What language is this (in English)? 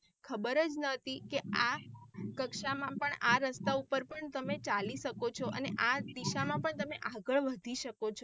Gujarati